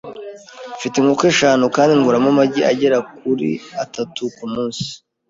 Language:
Kinyarwanda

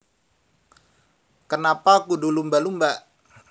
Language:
Javanese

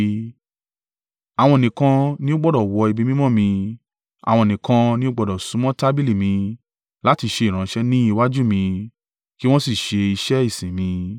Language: Yoruba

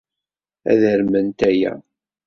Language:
Kabyle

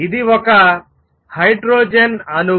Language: Telugu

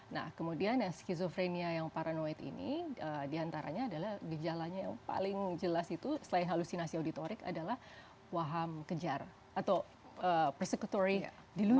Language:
Indonesian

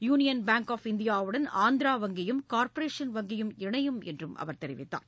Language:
Tamil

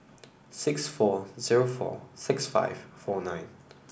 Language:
English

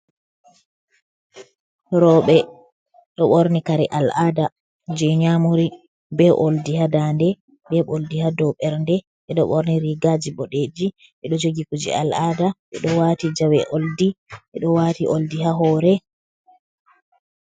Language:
Fula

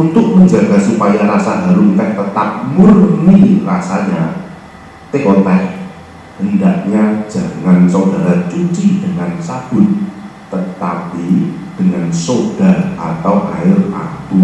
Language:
Indonesian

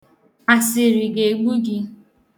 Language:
Igbo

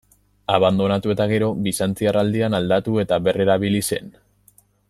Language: Basque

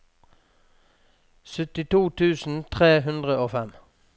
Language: Norwegian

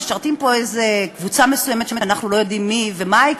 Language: Hebrew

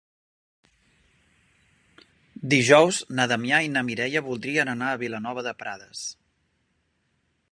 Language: Catalan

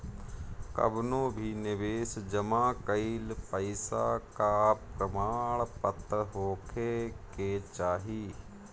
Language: Bhojpuri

